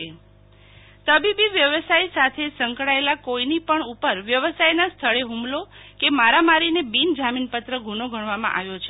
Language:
Gujarati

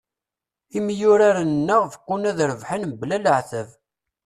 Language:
Kabyle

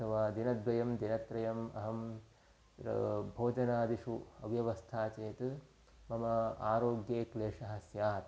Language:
Sanskrit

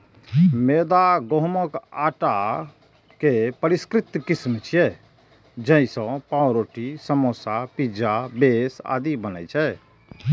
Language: Maithili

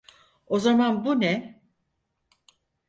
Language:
Turkish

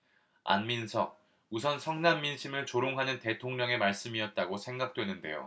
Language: Korean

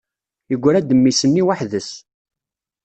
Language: Kabyle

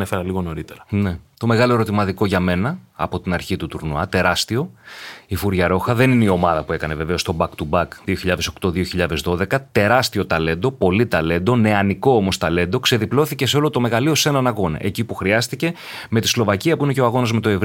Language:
Greek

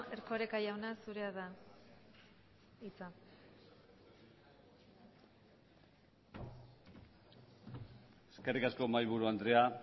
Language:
Basque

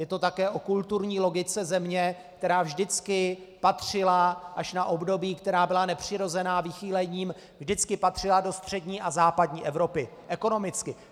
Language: Czech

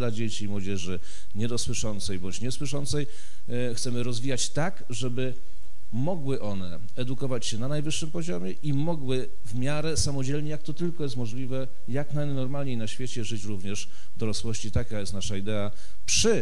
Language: Polish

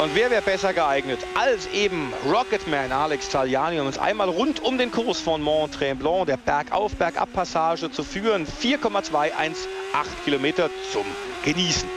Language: German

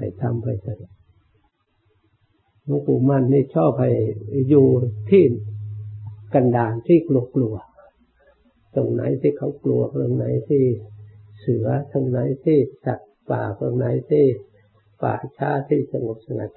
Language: Thai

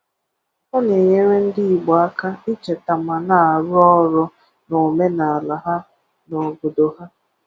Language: Igbo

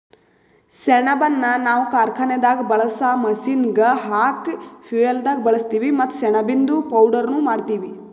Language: Kannada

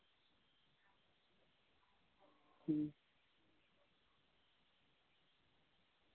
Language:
Santali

